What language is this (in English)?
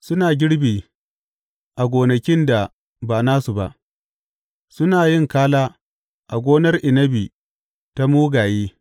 Hausa